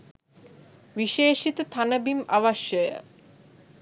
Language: Sinhala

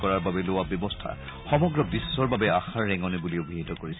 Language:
Assamese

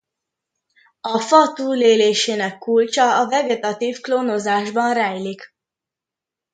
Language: Hungarian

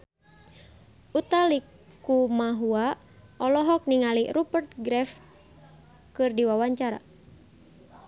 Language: Sundanese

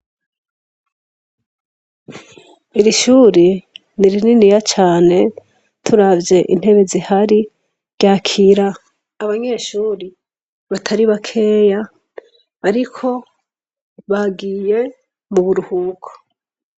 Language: Rundi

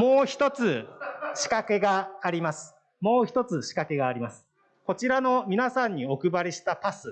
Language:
Japanese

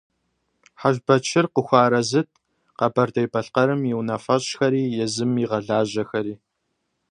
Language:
Kabardian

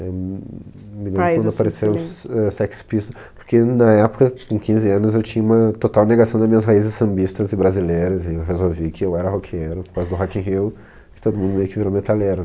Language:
Portuguese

